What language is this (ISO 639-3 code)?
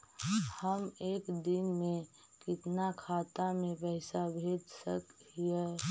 mag